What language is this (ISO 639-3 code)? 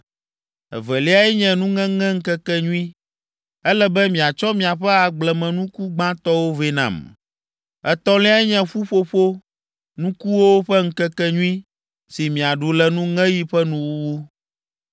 ewe